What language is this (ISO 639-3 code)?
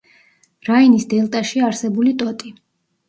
kat